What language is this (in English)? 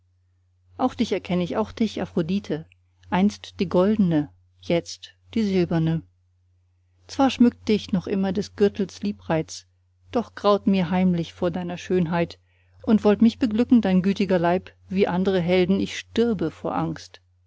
German